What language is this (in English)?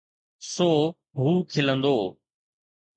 Sindhi